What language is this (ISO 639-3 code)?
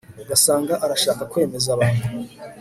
kin